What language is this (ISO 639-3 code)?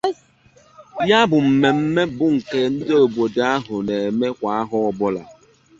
ibo